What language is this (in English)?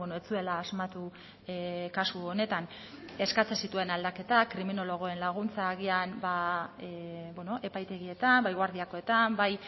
Basque